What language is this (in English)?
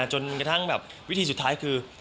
Thai